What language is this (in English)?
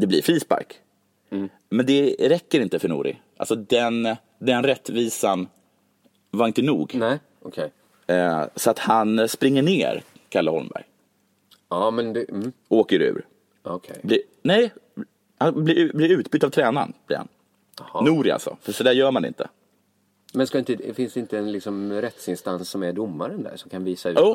Swedish